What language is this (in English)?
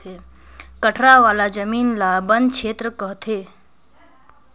Chhattisgarhi